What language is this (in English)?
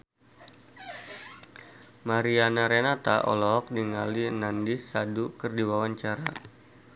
Sundanese